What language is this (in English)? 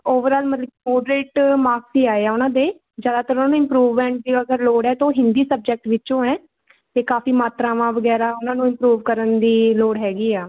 Punjabi